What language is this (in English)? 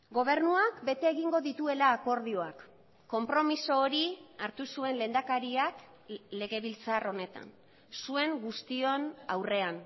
Basque